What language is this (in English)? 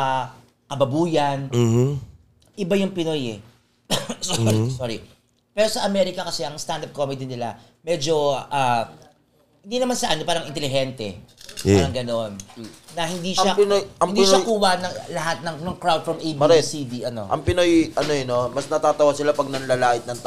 Filipino